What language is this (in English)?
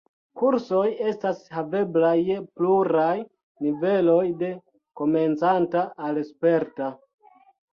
Esperanto